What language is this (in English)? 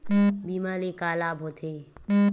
Chhattisgarhi